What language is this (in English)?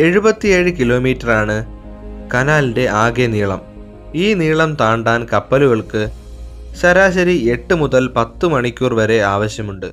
Malayalam